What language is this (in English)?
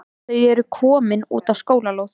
Icelandic